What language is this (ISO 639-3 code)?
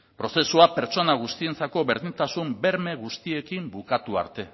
eus